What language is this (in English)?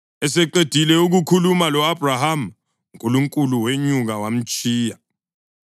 North Ndebele